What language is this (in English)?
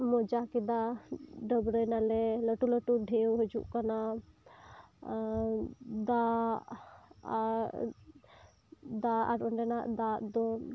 Santali